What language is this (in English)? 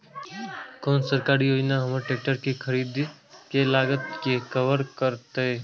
Maithili